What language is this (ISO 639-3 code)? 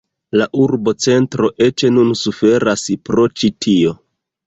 epo